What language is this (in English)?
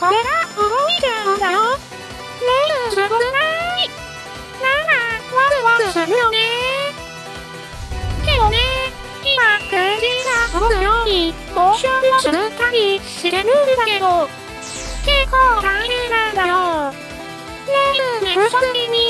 Japanese